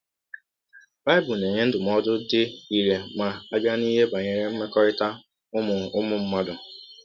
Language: Igbo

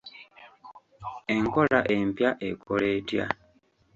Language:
Ganda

